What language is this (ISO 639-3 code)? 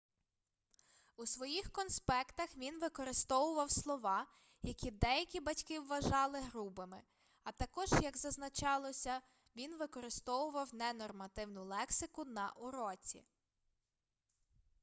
ukr